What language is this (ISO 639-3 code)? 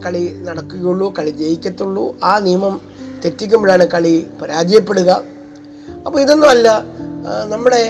mal